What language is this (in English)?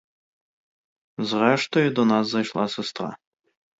Ukrainian